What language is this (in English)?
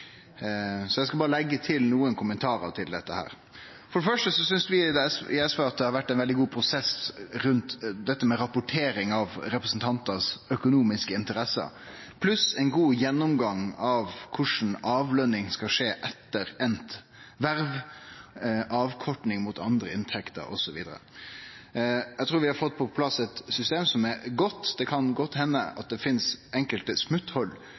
Norwegian Nynorsk